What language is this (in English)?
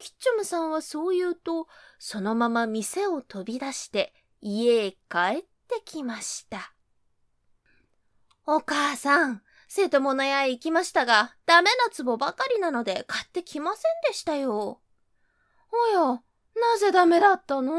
Japanese